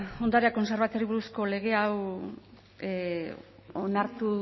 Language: Basque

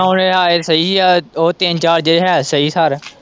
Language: Punjabi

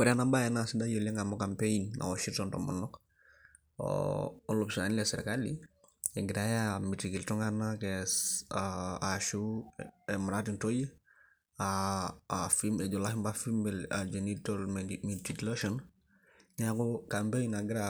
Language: Masai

